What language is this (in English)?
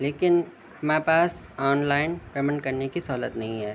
Urdu